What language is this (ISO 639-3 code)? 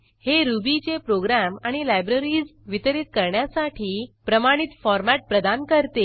mar